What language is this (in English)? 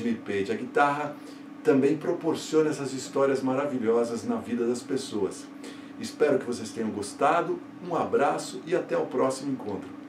Portuguese